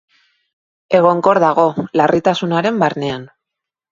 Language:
Basque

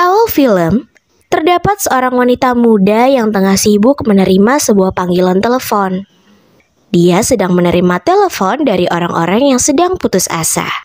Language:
Indonesian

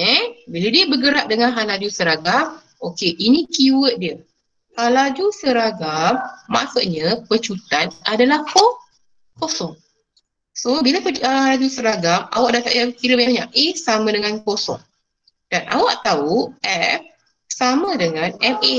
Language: Malay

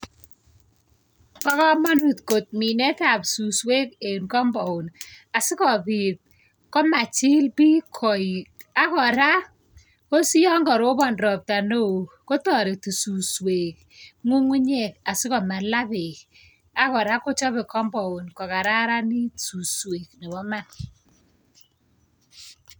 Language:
Kalenjin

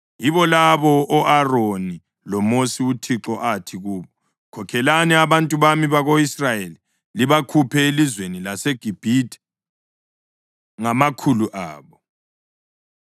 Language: North Ndebele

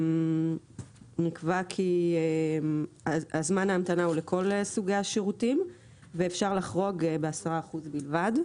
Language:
Hebrew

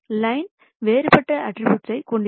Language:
Tamil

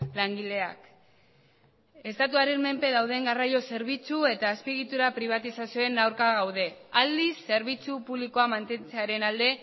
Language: Basque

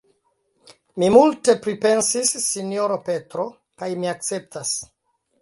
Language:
Esperanto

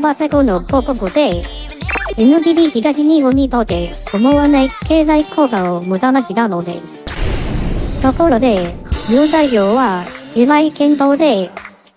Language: Japanese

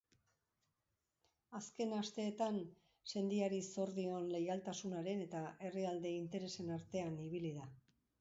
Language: Basque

